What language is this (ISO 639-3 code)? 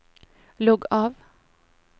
nor